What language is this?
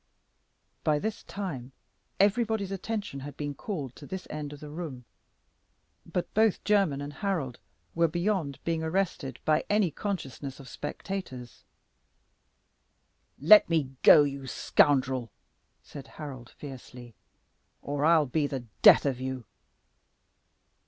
English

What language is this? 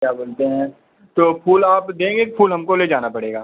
Hindi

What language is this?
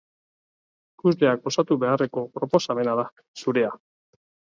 Basque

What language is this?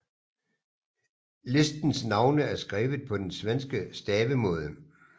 Danish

